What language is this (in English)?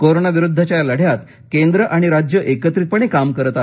Marathi